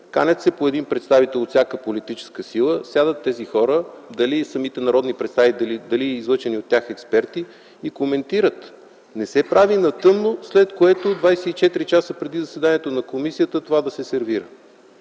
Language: Bulgarian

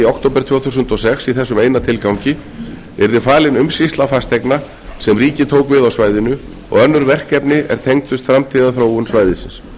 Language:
Icelandic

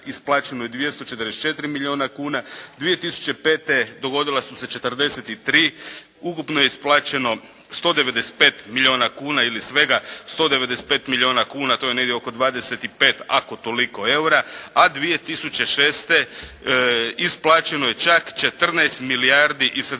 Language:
Croatian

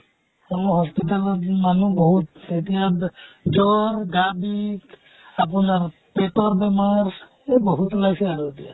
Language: Assamese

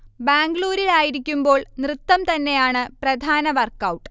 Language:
Malayalam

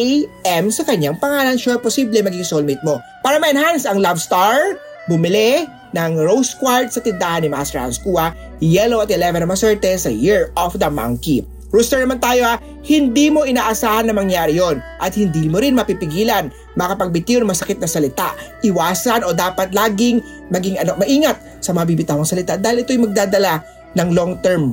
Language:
Filipino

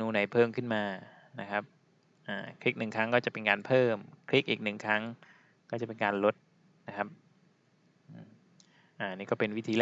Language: Thai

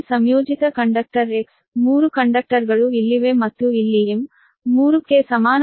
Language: Kannada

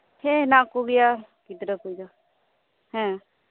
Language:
Santali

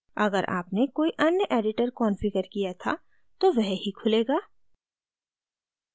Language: Hindi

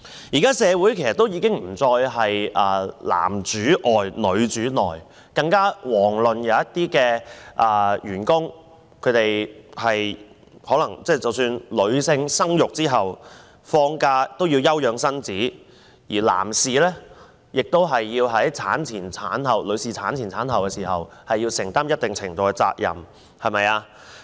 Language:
Cantonese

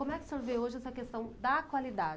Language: Portuguese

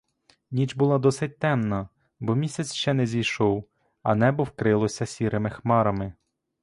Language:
Ukrainian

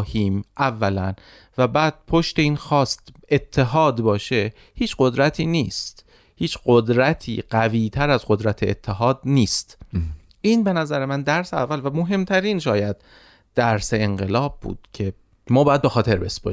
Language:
Persian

